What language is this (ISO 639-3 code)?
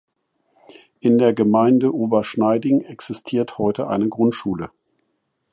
deu